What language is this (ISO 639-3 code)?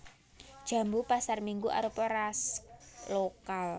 jav